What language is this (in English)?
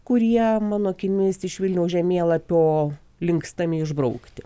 Lithuanian